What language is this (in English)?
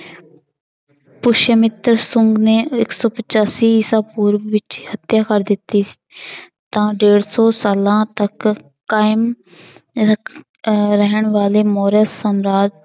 Punjabi